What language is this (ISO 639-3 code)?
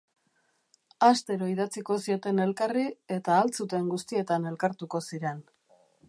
eus